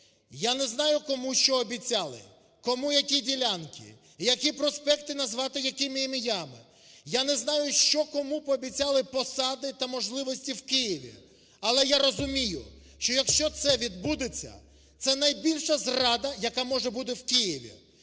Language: Ukrainian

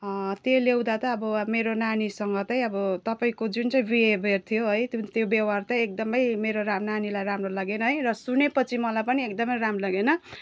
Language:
Nepali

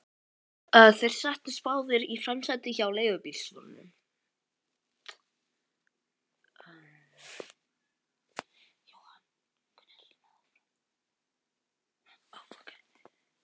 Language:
Icelandic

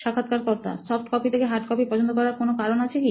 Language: Bangla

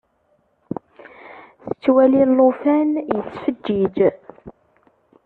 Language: Kabyle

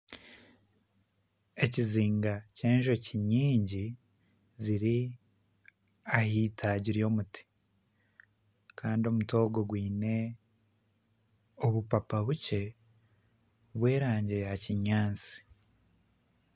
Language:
Nyankole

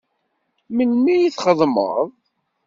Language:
Kabyle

